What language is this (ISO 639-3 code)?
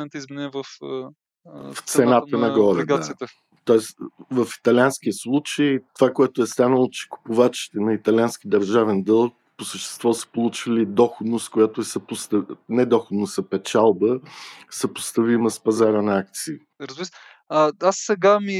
bul